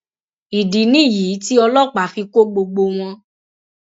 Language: Yoruba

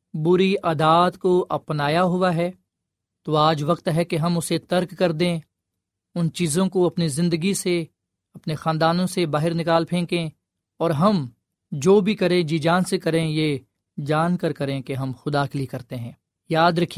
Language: Urdu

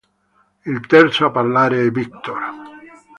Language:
Italian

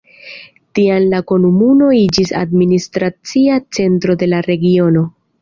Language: Esperanto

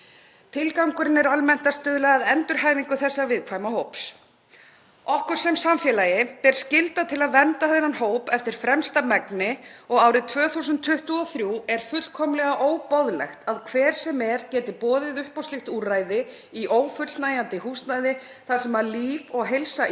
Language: Icelandic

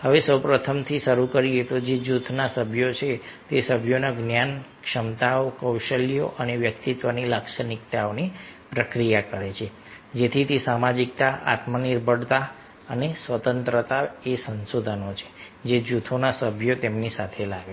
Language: Gujarati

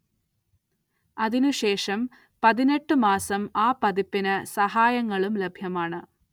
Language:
Malayalam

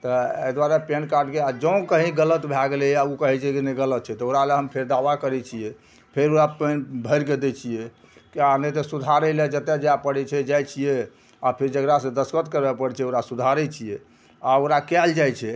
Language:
Maithili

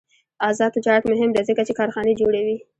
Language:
Pashto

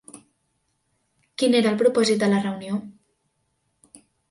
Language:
Catalan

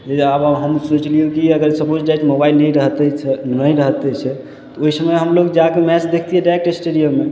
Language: Maithili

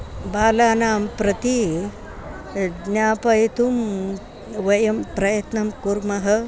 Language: Sanskrit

